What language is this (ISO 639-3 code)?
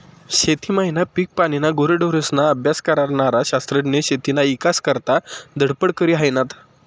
mar